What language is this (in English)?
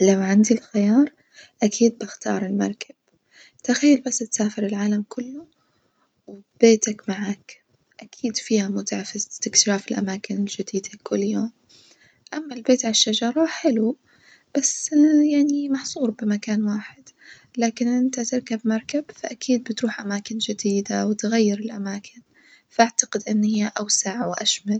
Najdi Arabic